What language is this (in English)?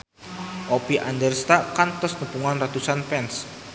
Sundanese